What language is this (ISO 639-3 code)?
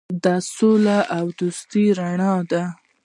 pus